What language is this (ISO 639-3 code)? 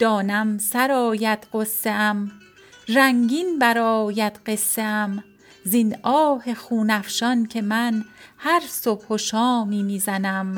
fas